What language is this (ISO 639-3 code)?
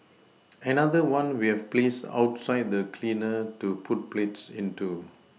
eng